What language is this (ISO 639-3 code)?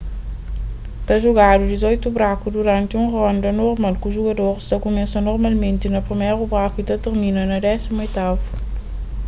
kea